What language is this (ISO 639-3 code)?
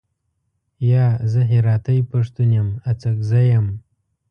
pus